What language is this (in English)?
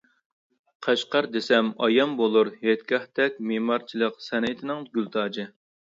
Uyghur